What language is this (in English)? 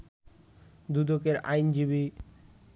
Bangla